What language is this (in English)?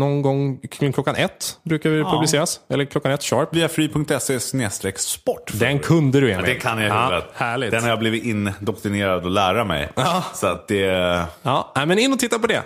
Swedish